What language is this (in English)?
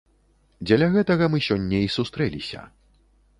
Belarusian